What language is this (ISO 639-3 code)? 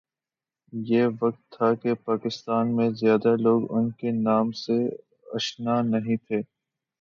urd